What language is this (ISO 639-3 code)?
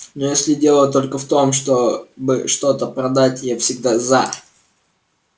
rus